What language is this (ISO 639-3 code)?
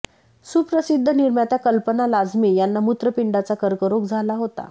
mar